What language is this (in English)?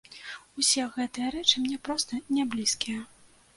Belarusian